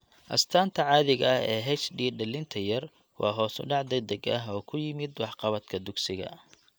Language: Somali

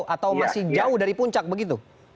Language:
Indonesian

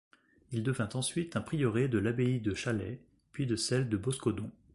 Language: French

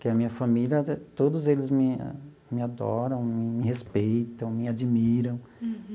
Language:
Portuguese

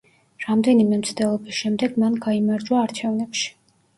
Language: Georgian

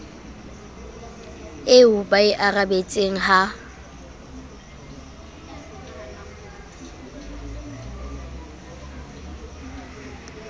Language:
Southern Sotho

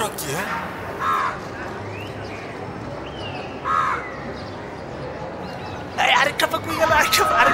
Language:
Turkish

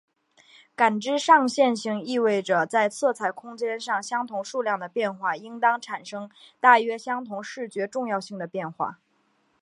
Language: Chinese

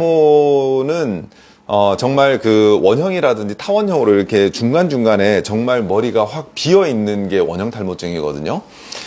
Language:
Korean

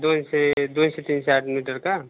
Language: Marathi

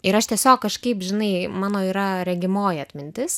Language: Lithuanian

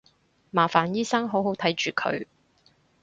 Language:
Cantonese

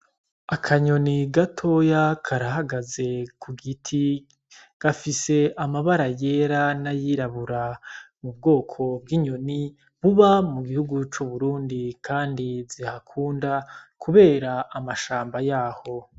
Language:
Rundi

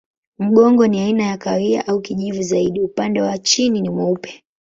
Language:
Swahili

